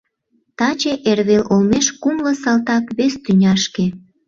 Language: Mari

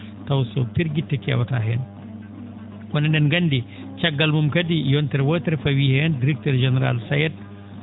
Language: Fula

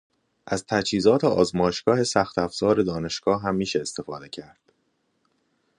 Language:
Persian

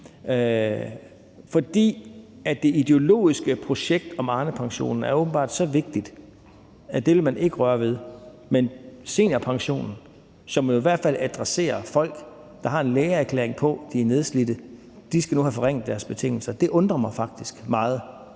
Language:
Danish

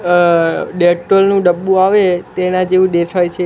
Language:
Gujarati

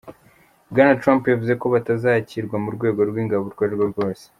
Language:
Kinyarwanda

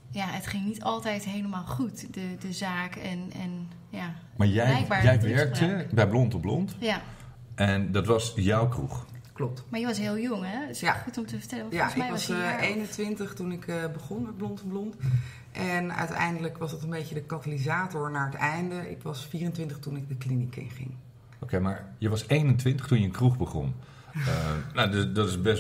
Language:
Dutch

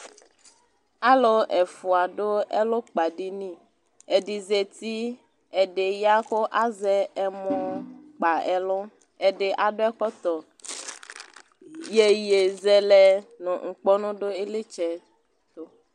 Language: Ikposo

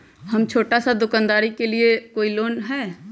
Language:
Magahi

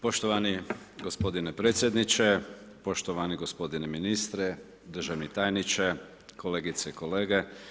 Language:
Croatian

